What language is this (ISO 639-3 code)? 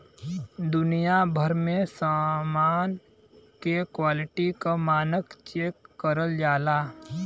bho